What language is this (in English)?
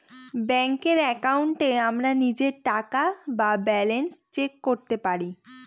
Bangla